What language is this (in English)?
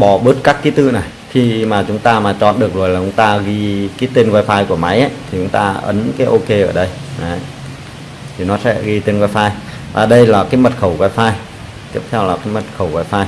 Vietnamese